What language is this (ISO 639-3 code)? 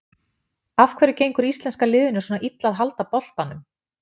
isl